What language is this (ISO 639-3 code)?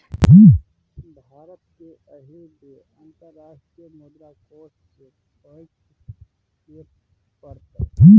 mai